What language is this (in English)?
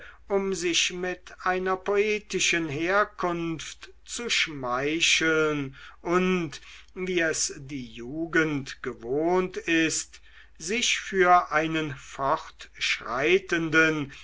German